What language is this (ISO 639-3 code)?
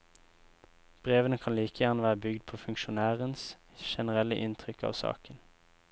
nor